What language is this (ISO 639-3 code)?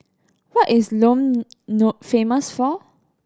eng